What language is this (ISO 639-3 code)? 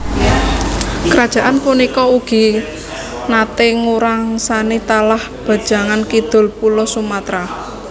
jav